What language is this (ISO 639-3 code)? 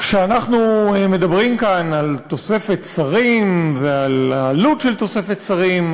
heb